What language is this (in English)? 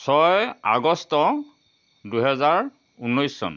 Assamese